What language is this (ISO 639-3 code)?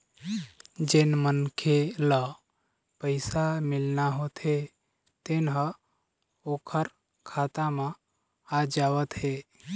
hne